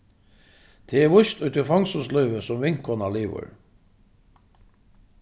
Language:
Faroese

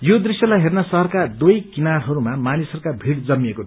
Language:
Nepali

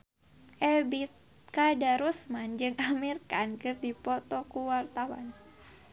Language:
Sundanese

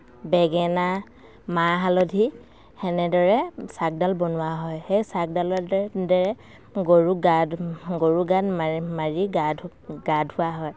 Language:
Assamese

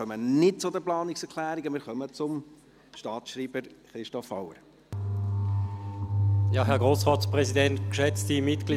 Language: Swiss German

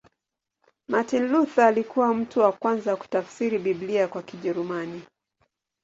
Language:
Swahili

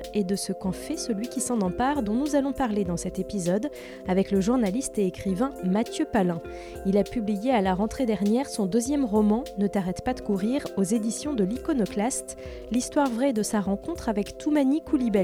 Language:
French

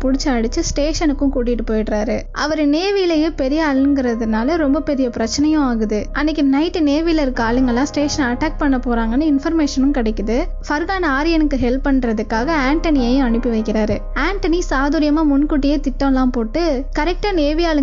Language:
Indonesian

